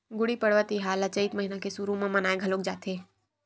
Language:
Chhattisgarhi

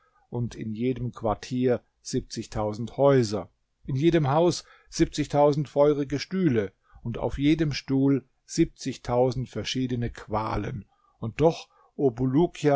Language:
German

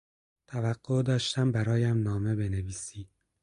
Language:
Persian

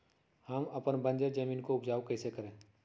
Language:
Magahi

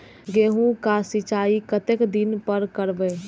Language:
Maithili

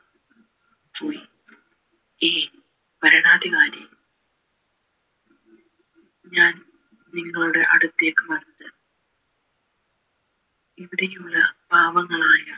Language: Malayalam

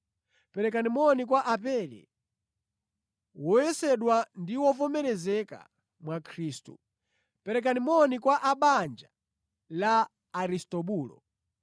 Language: Nyanja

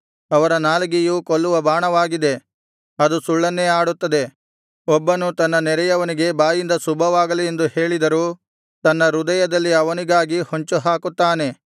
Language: Kannada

